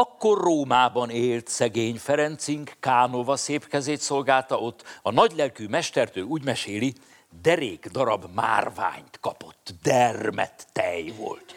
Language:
Hungarian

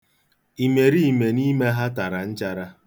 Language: Igbo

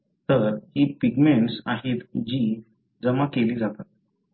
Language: Marathi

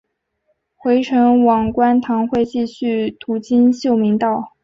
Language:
Chinese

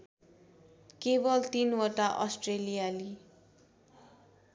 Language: Nepali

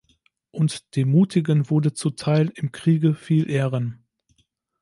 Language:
German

